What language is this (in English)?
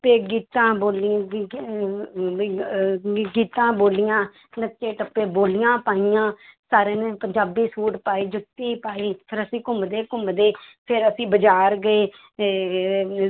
Punjabi